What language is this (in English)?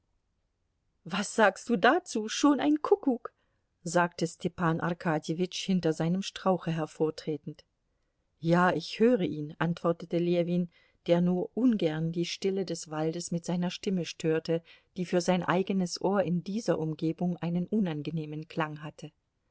German